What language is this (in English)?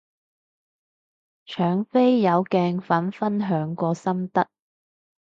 Cantonese